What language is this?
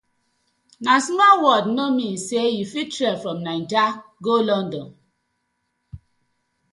Nigerian Pidgin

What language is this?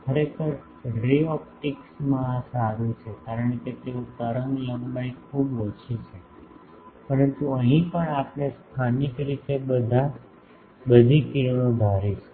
Gujarati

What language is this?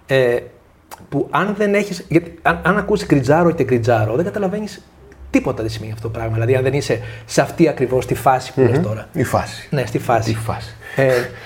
Greek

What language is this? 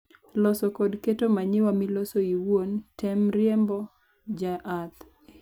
Luo (Kenya and Tanzania)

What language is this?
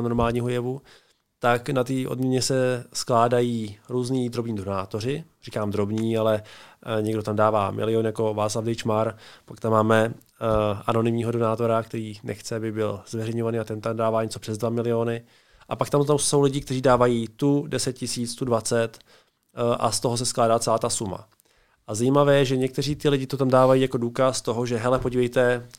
Czech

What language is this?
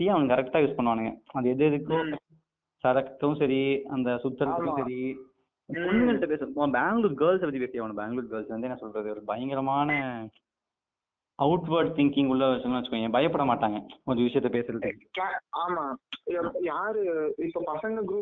Tamil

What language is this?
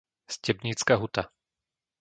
Slovak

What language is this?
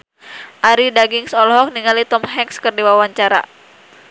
Sundanese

